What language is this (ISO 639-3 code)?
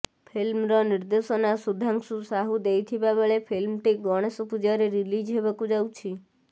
ori